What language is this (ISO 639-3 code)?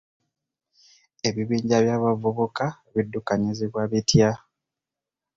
lug